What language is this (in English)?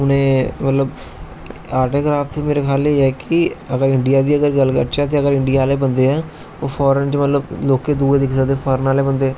Dogri